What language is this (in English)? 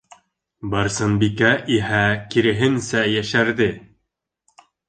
Bashkir